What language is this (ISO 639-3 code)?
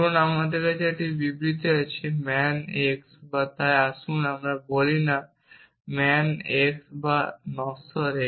ben